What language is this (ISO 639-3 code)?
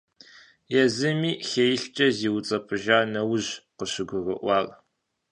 kbd